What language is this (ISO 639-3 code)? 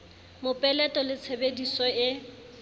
sot